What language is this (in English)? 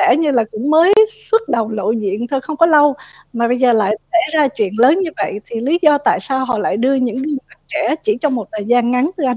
Vietnamese